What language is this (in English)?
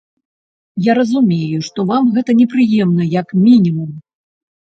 Belarusian